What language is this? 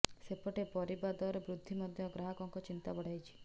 Odia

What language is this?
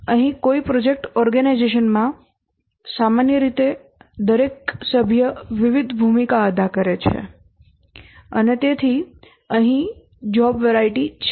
Gujarati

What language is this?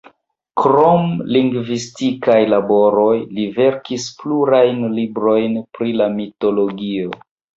Esperanto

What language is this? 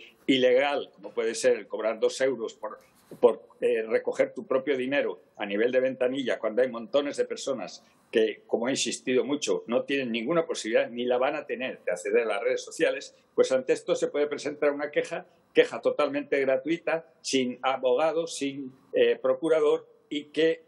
Spanish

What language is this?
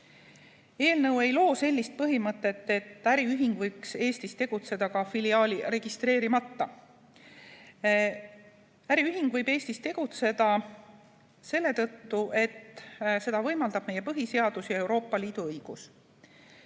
Estonian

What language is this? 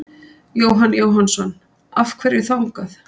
Icelandic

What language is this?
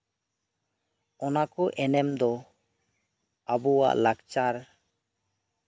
Santali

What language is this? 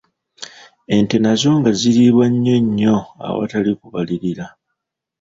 Ganda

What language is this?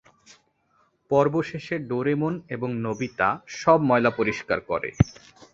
Bangla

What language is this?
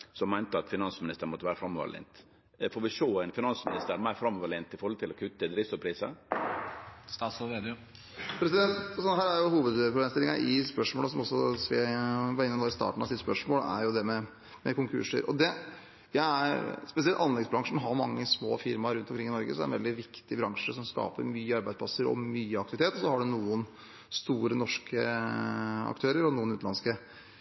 Norwegian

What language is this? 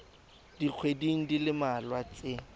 Tswana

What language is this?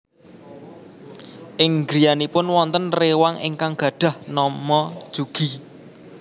Javanese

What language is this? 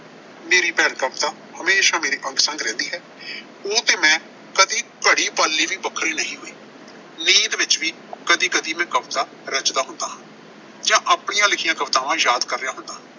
Punjabi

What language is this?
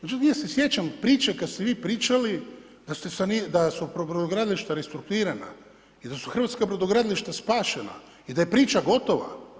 Croatian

